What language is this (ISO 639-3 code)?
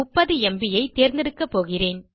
tam